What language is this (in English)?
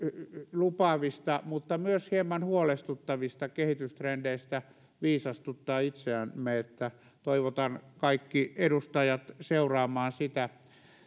Finnish